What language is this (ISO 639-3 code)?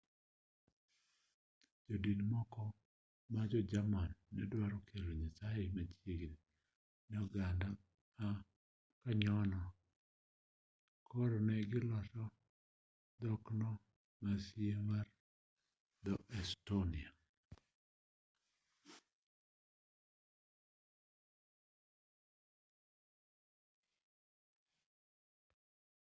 luo